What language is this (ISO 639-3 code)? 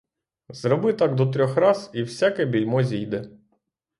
ukr